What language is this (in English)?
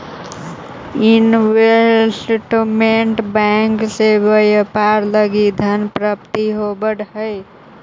Magahi